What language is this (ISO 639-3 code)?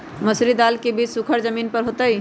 mag